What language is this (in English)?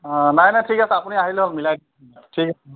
Assamese